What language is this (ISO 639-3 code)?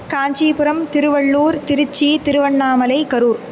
san